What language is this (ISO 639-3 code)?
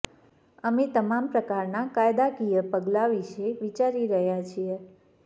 guj